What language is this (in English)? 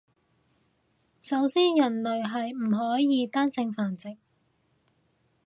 Cantonese